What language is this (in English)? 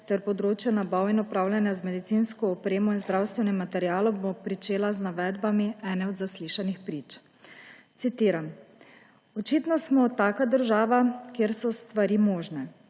Slovenian